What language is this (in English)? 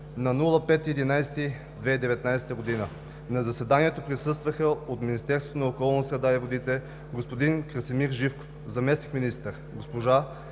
Bulgarian